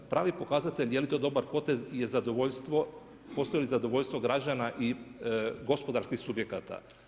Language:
Croatian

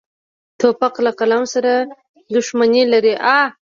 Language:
Pashto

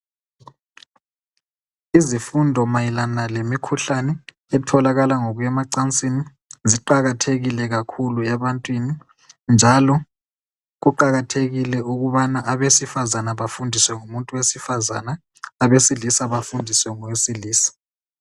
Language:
North Ndebele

